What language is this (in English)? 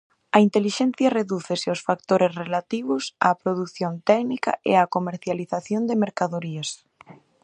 Galician